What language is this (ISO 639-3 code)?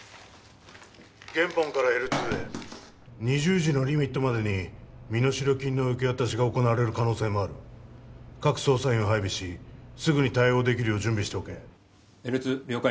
jpn